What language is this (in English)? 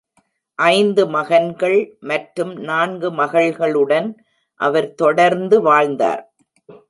Tamil